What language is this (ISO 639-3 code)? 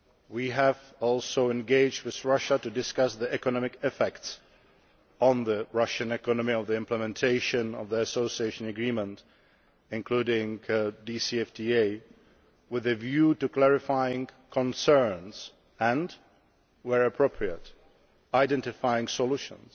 eng